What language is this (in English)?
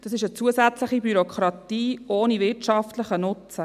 Swiss German